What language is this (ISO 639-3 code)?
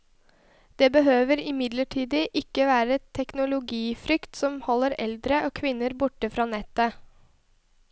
nor